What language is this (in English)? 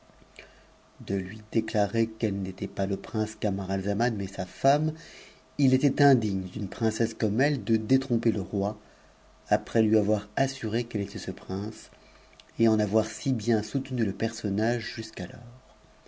French